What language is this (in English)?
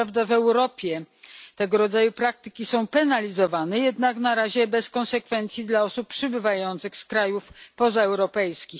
Polish